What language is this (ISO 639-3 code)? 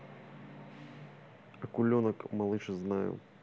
rus